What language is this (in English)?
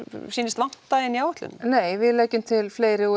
Icelandic